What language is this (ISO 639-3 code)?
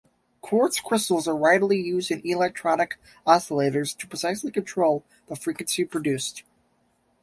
eng